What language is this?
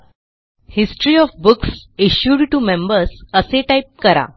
Marathi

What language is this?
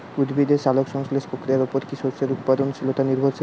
Bangla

